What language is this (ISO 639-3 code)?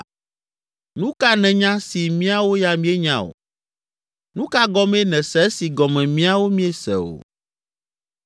ewe